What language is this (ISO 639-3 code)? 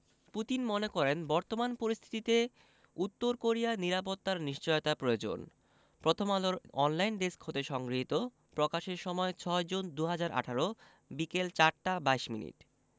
ben